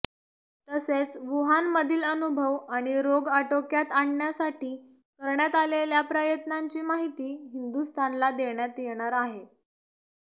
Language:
Marathi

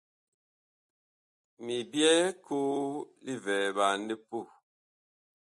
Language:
Bakoko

